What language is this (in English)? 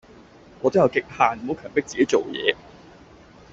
Cantonese